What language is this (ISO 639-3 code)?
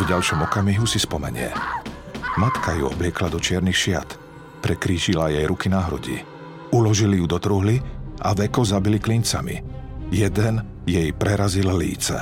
slk